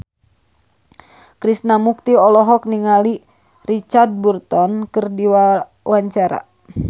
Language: Sundanese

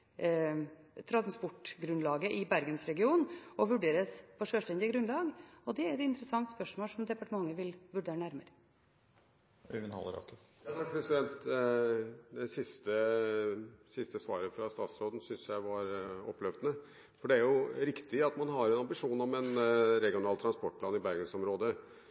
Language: Norwegian Bokmål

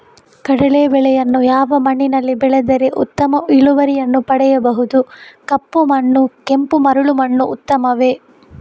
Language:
Kannada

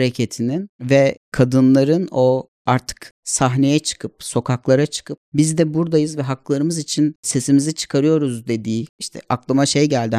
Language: Turkish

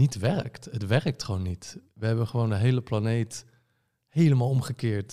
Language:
Dutch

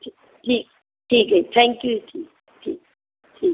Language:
Punjabi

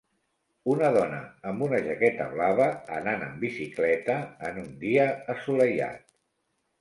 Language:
Catalan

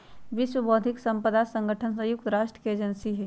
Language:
Magahi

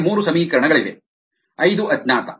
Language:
Kannada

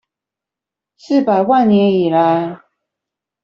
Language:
Chinese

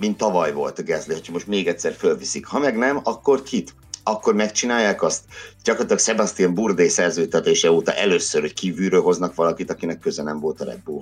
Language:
Hungarian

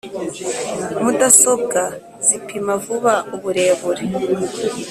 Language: Kinyarwanda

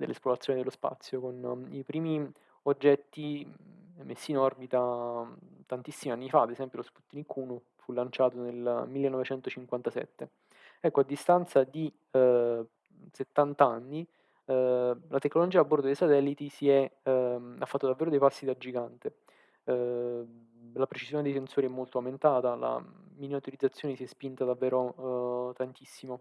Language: Italian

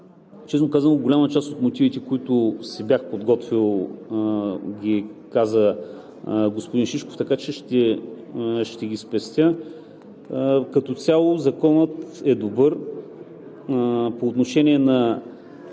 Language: Bulgarian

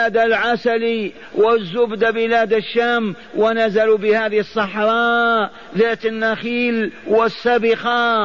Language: Arabic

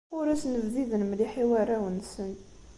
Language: Kabyle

